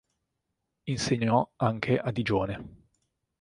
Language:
Italian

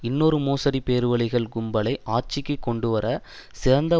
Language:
Tamil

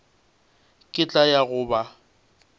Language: Northern Sotho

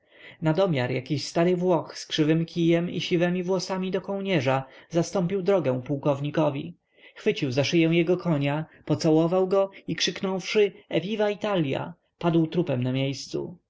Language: Polish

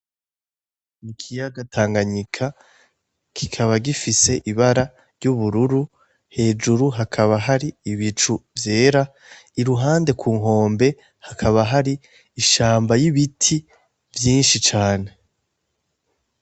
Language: Rundi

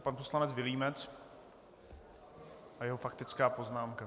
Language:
Czech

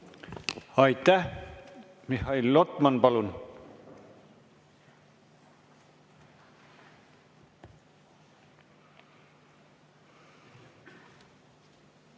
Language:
Estonian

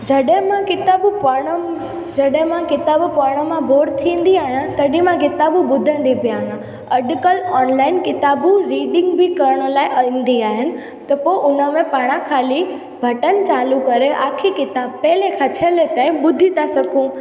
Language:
Sindhi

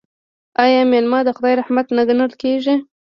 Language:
Pashto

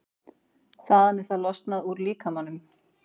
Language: Icelandic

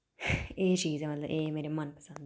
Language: Dogri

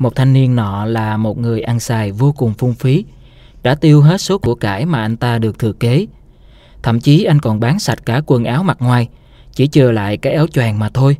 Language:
Vietnamese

